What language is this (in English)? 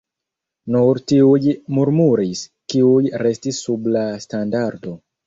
Esperanto